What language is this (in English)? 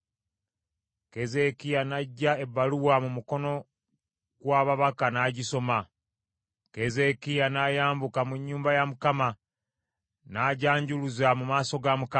Ganda